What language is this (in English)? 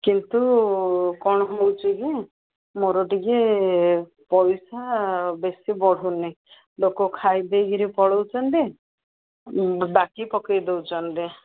Odia